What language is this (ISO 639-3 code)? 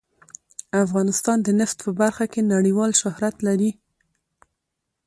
pus